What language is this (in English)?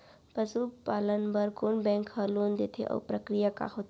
Chhattisgarhi